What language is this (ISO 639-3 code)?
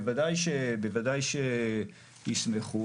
heb